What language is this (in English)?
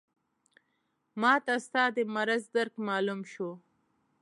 Pashto